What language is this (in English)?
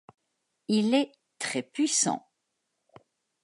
French